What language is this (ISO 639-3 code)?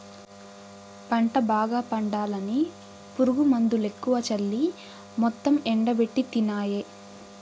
tel